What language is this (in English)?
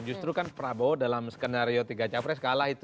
Indonesian